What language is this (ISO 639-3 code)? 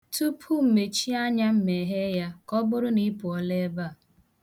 ibo